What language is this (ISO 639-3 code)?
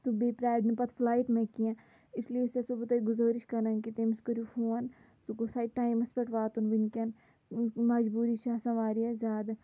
kas